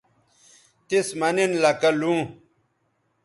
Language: Bateri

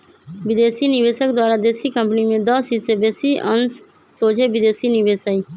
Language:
Magahi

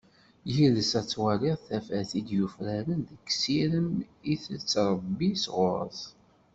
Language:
Kabyle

